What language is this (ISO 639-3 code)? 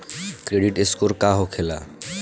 bho